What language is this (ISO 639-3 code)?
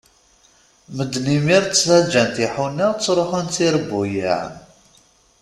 kab